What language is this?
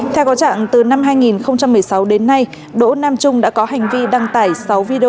Vietnamese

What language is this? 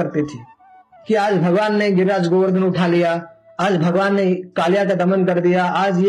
Hindi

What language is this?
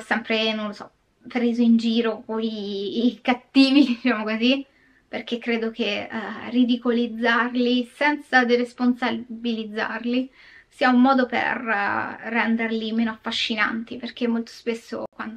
Italian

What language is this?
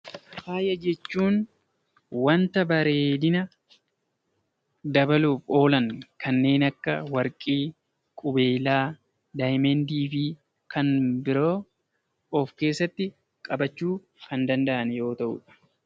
Oromo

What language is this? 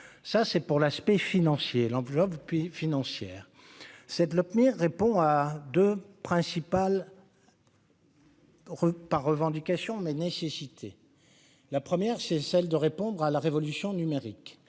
French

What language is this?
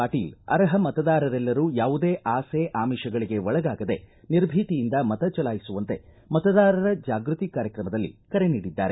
Kannada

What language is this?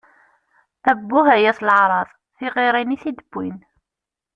Kabyle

